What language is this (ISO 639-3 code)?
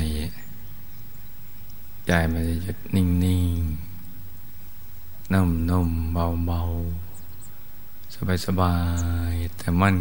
tha